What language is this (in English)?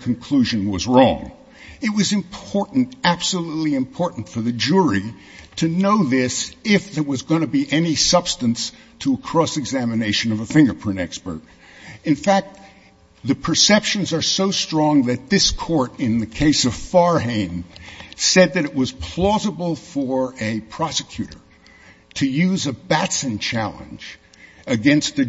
English